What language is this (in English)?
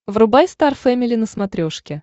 Russian